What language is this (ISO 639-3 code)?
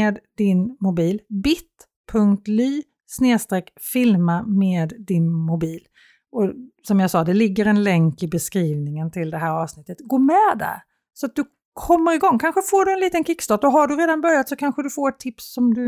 swe